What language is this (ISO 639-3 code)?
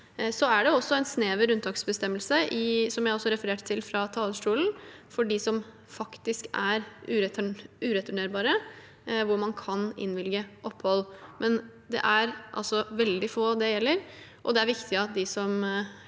nor